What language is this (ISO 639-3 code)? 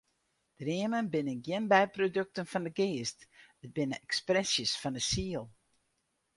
fry